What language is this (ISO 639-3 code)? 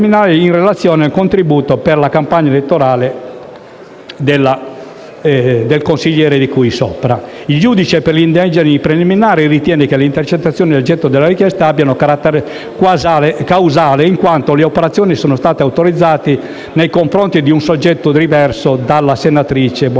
ita